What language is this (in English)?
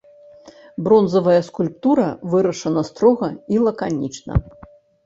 Belarusian